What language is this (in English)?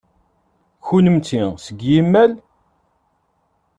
Kabyle